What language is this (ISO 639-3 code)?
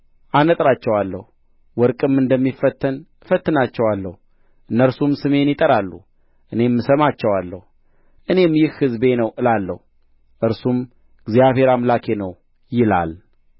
amh